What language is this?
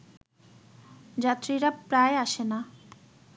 Bangla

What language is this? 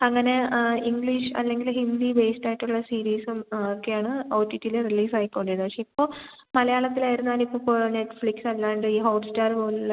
Malayalam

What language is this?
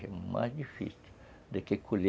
Portuguese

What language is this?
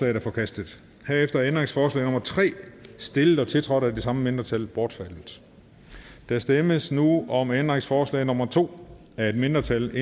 Danish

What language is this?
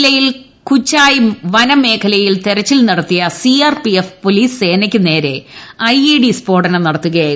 Malayalam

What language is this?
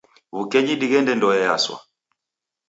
Taita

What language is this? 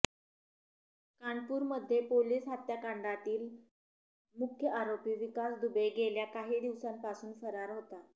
Marathi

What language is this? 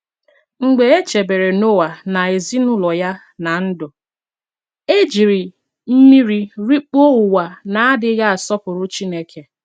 Igbo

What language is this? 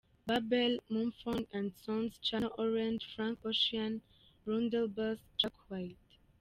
Kinyarwanda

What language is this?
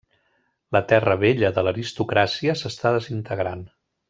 Catalan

